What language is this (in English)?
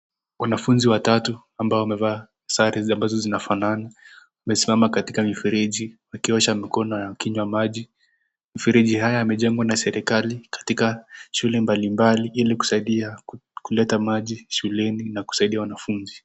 Swahili